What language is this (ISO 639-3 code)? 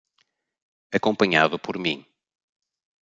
por